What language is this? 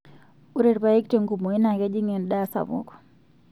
Masai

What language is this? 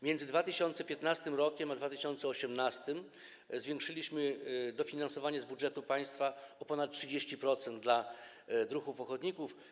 Polish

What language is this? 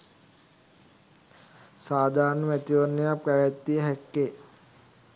Sinhala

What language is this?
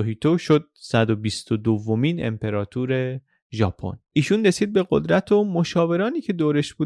Persian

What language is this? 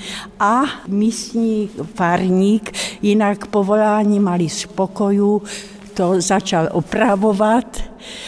Czech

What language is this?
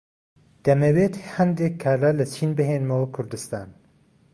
Central Kurdish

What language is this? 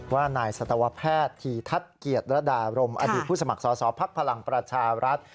Thai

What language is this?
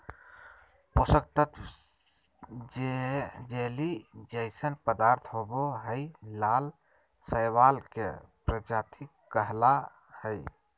Magahi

